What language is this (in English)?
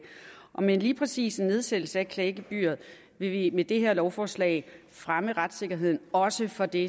Danish